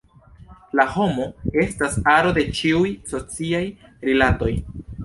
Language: Esperanto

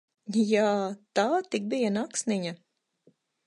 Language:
Latvian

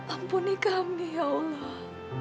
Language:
Indonesian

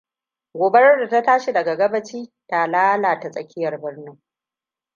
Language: Hausa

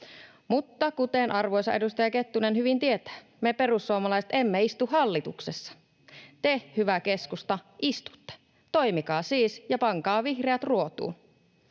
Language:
Finnish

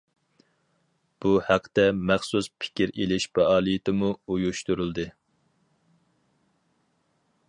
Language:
Uyghur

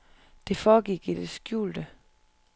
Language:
Danish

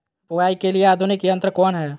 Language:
Magahi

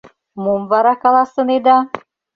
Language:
Mari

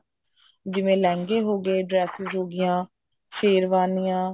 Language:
Punjabi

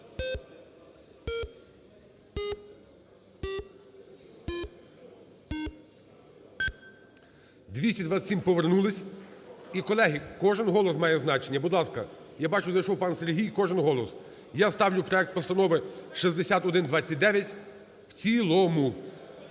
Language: Ukrainian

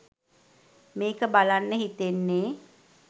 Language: Sinhala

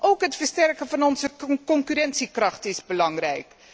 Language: Dutch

